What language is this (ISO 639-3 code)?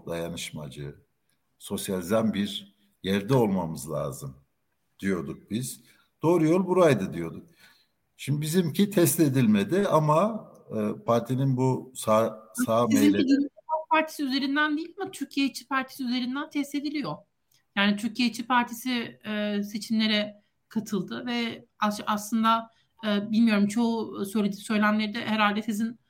tur